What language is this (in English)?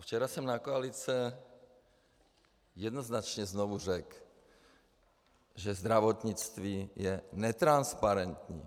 Czech